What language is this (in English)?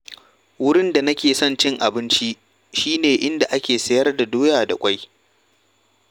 Hausa